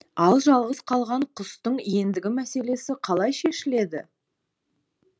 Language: Kazakh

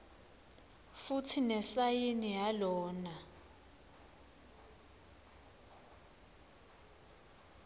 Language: Swati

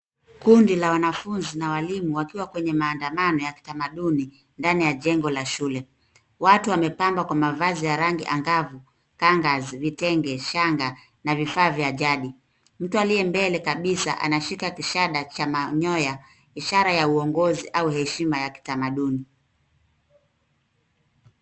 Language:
Swahili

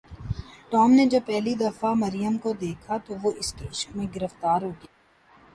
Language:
Urdu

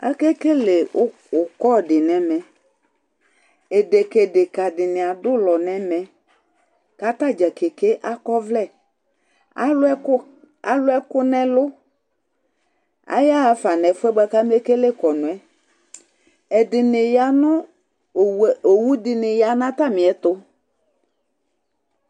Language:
Ikposo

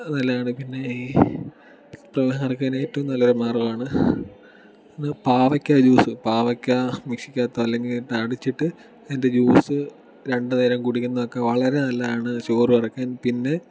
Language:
Malayalam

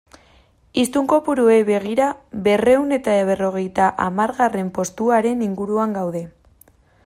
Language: Basque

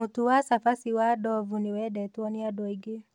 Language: Kikuyu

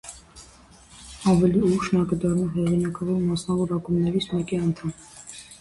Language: Armenian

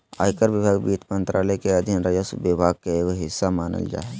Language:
Magahi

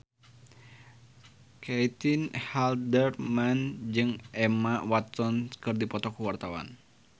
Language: Sundanese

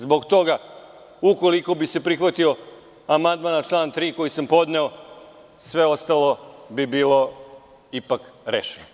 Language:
Serbian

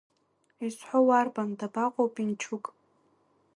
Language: Abkhazian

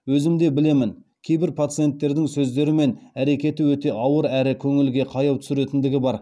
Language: Kazakh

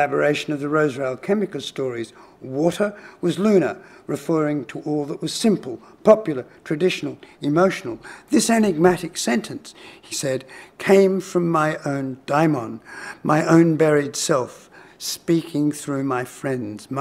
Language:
English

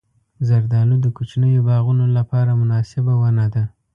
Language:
Pashto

